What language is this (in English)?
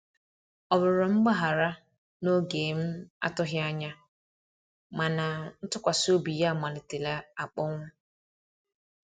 Igbo